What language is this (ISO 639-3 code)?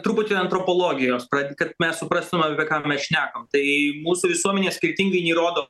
lit